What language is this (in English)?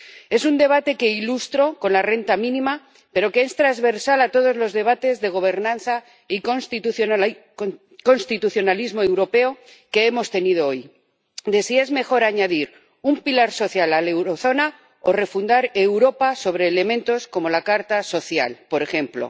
Spanish